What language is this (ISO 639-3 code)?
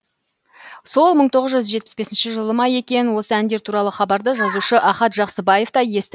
kaz